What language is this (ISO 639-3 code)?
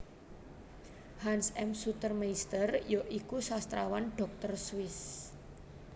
jav